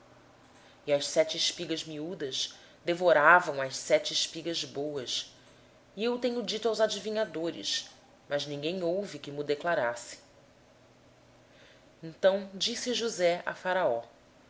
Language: Portuguese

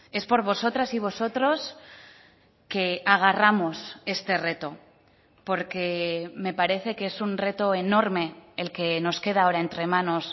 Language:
Spanish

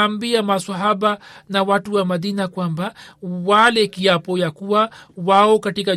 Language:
Swahili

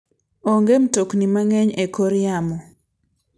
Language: Luo (Kenya and Tanzania)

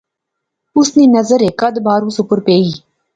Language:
Pahari-Potwari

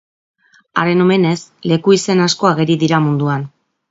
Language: Basque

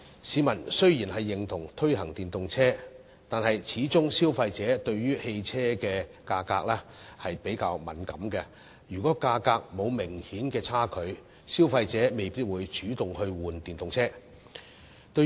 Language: Cantonese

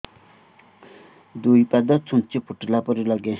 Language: Odia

